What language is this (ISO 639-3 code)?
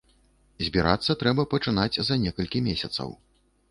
bel